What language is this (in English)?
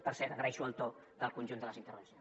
Catalan